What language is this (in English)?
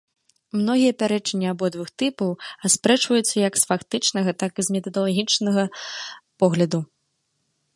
Belarusian